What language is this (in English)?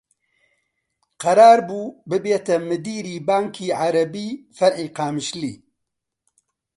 Central Kurdish